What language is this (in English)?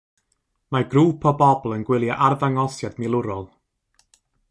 Welsh